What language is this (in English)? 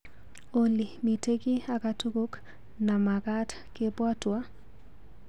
Kalenjin